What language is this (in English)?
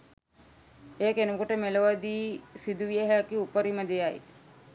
Sinhala